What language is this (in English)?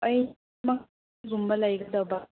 Manipuri